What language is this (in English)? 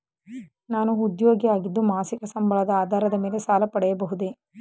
Kannada